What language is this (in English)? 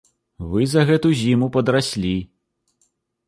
Belarusian